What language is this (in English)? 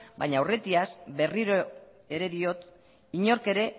Basque